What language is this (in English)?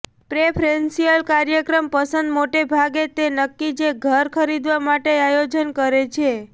Gujarati